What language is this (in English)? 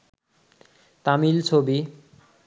Bangla